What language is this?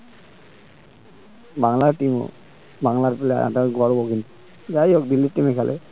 Bangla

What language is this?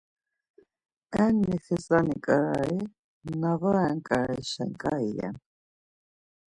Laz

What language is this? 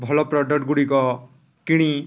Odia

